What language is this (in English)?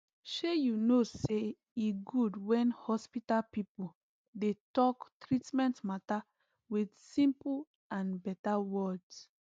Nigerian Pidgin